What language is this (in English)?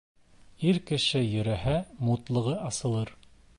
Bashkir